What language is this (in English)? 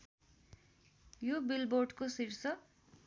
Nepali